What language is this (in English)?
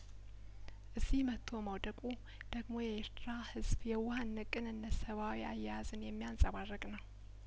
Amharic